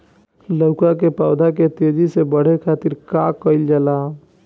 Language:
Bhojpuri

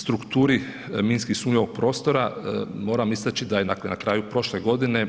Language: Croatian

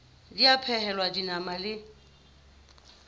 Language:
Southern Sotho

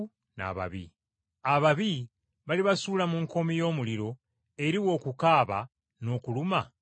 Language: Ganda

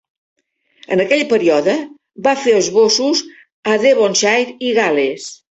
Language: Catalan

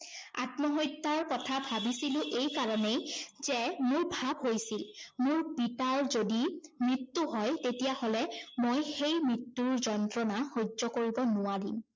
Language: Assamese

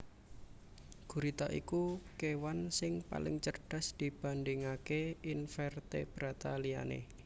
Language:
Javanese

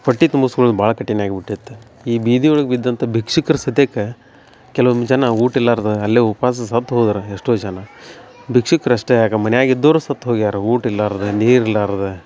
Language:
Kannada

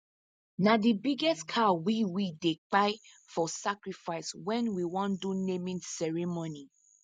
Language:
Nigerian Pidgin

